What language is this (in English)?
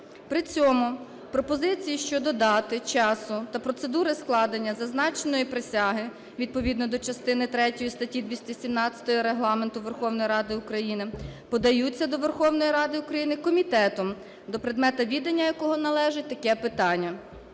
Ukrainian